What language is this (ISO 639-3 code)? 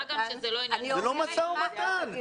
heb